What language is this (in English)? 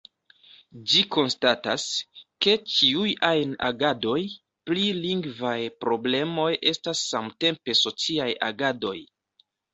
Esperanto